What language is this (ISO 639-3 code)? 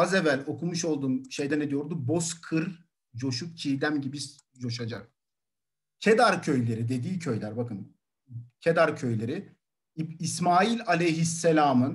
tur